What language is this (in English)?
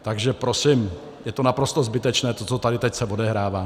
Czech